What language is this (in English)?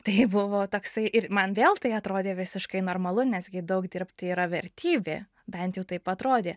Lithuanian